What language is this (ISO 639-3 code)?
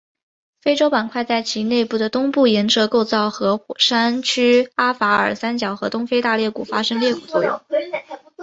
zho